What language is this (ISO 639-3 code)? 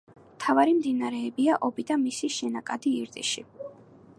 kat